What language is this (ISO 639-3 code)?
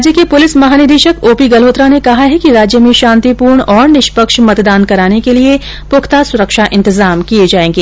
hin